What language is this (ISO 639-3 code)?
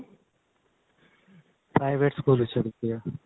pan